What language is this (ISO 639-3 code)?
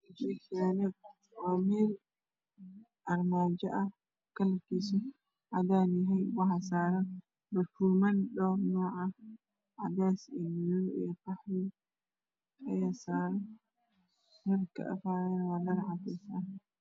som